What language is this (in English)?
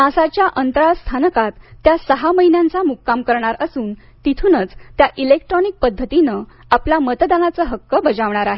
Marathi